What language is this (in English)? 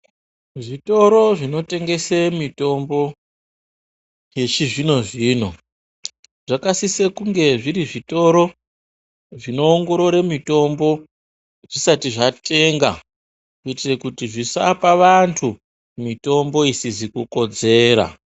Ndau